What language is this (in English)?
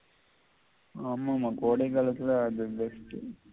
Tamil